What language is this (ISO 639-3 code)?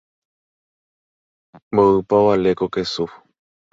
grn